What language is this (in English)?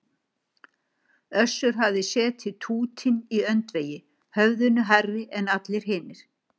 Icelandic